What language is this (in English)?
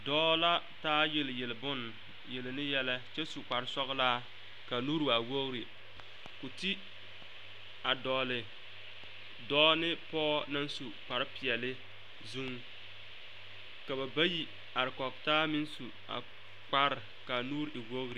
Southern Dagaare